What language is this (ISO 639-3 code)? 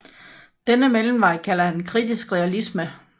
dan